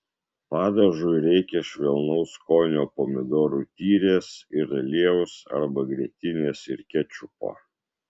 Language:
Lithuanian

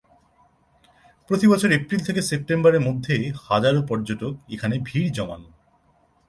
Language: Bangla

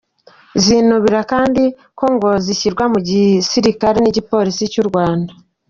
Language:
Kinyarwanda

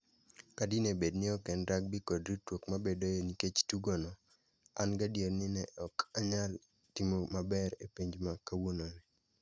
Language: Luo (Kenya and Tanzania)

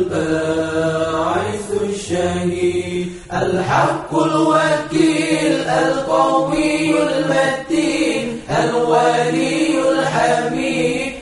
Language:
Arabic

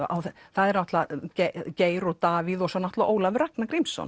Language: Icelandic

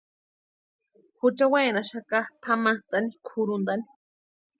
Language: Western Highland Purepecha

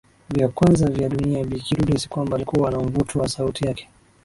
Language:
Swahili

